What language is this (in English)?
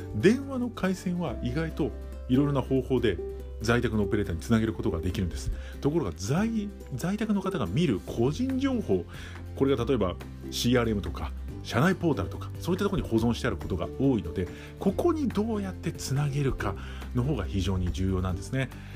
Japanese